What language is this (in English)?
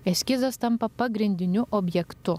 Lithuanian